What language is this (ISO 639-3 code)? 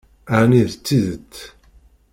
kab